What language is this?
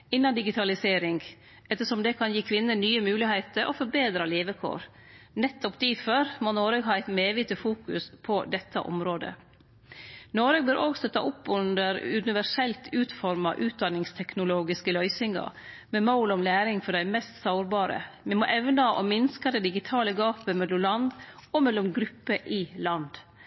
Norwegian Nynorsk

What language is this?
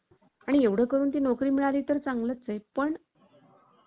Marathi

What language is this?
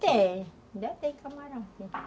Portuguese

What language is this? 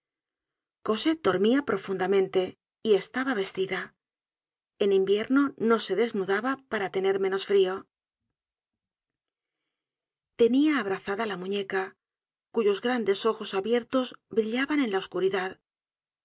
Spanish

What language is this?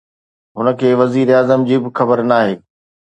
Sindhi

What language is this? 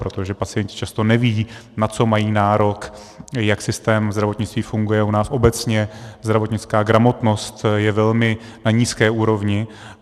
Czech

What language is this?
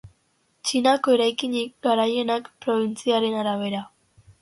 Basque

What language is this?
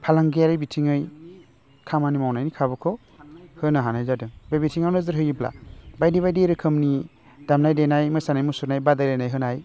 Bodo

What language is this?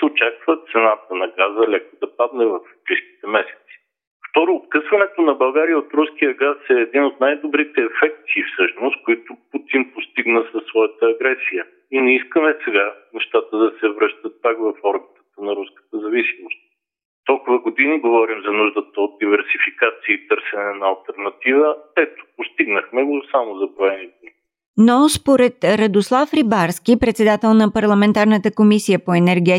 Bulgarian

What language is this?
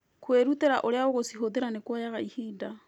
Kikuyu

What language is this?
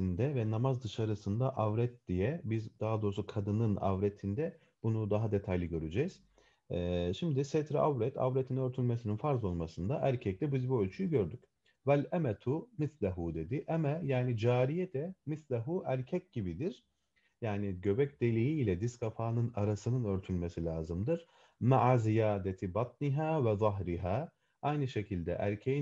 Turkish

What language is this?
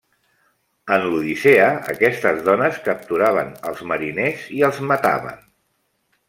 Catalan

